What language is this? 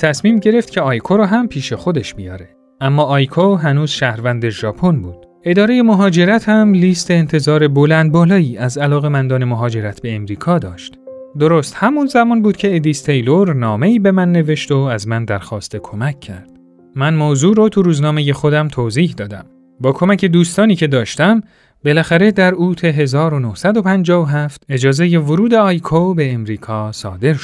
Persian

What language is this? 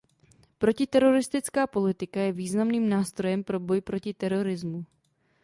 Czech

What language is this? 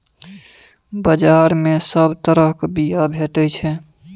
Maithili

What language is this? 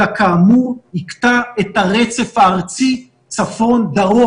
Hebrew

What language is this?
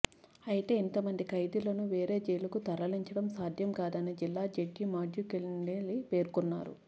Telugu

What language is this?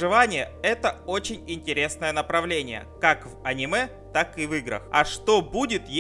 Russian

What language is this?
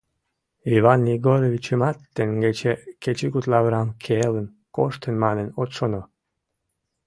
Mari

